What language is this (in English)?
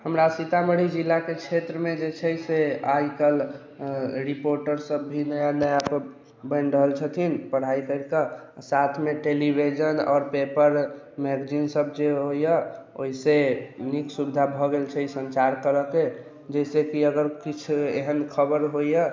Maithili